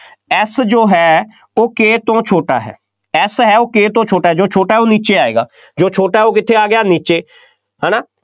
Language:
Punjabi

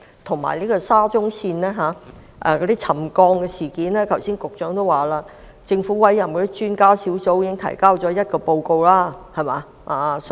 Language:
Cantonese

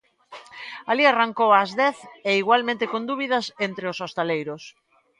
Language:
Galician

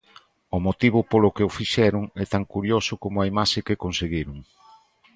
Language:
Galician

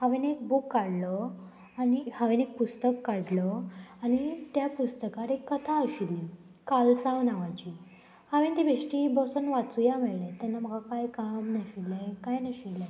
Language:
Konkani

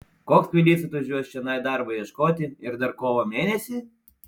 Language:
Lithuanian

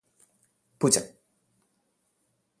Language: Malayalam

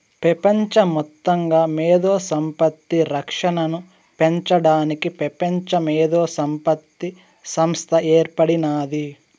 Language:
Telugu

